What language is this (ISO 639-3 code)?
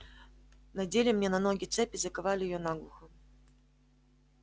rus